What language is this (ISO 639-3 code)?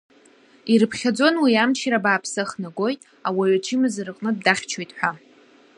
abk